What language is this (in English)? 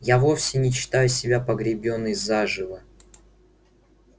Russian